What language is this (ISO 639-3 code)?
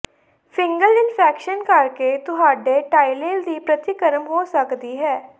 pan